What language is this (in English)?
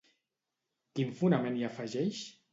Catalan